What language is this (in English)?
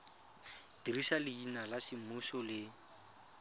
Tswana